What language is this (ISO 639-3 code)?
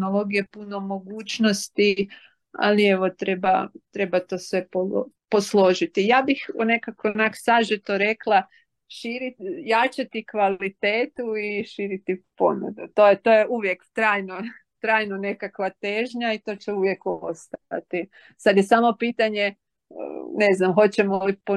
hrv